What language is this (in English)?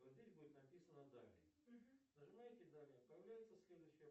Russian